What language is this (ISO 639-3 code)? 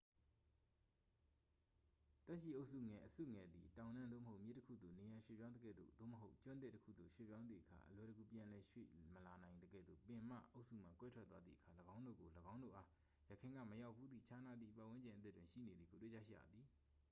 mya